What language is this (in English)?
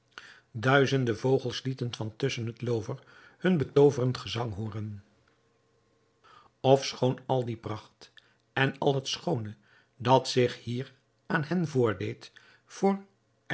Dutch